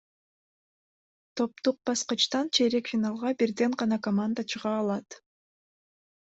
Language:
Kyrgyz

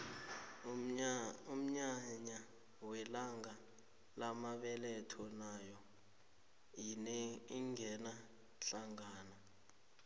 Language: South Ndebele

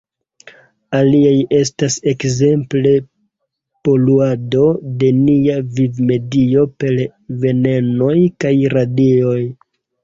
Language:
Esperanto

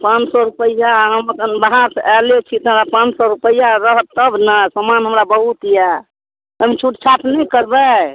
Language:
Maithili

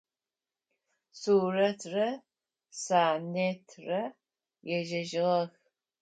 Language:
Adyghe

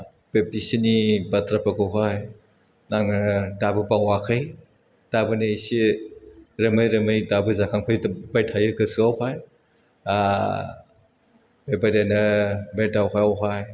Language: Bodo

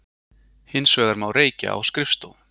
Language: Icelandic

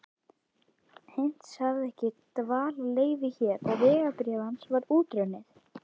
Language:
Icelandic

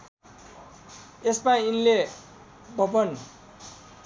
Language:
Nepali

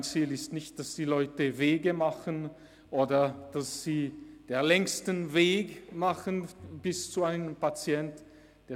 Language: Swiss German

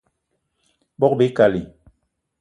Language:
Eton (Cameroon)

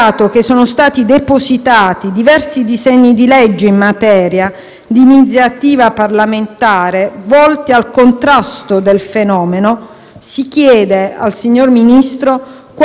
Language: Italian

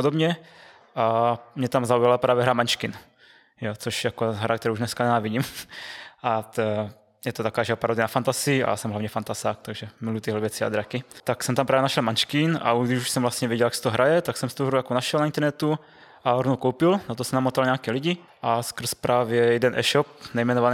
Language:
Czech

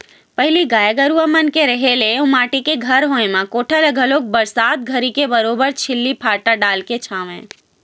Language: Chhattisgarhi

